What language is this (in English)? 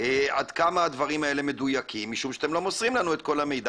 Hebrew